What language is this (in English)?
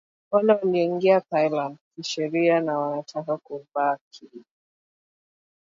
Swahili